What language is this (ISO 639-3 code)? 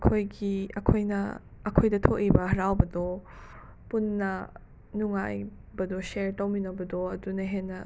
mni